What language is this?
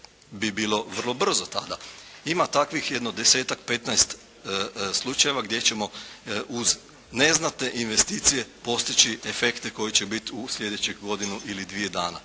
Croatian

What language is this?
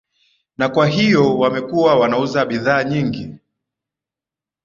Swahili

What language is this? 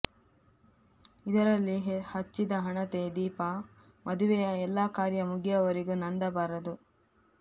Kannada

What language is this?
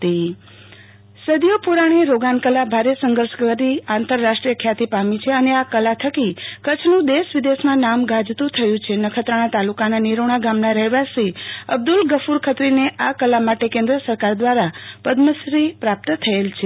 Gujarati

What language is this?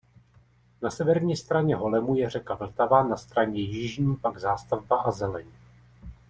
Czech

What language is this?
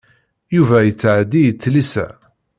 Kabyle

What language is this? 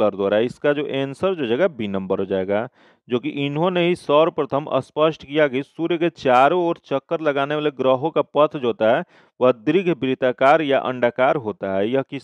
Hindi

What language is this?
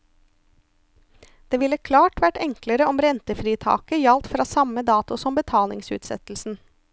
Norwegian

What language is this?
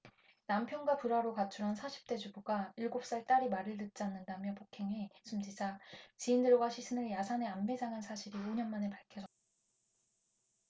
Korean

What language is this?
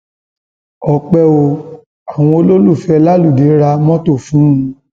Yoruba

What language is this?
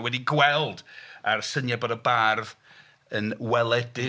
Welsh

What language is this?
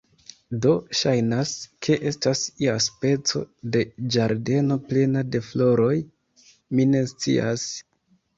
Esperanto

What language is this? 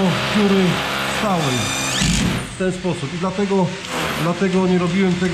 Polish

